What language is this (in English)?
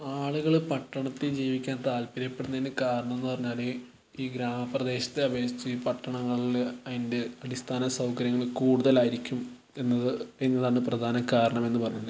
Malayalam